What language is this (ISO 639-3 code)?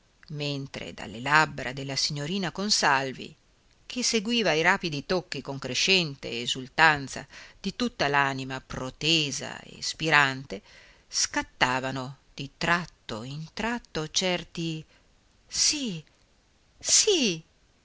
ita